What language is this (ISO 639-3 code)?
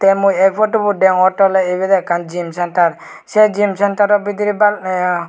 ccp